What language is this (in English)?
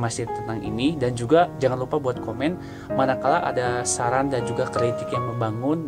Indonesian